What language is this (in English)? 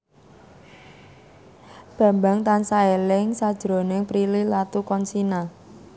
Javanese